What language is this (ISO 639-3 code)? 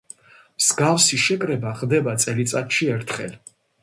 kat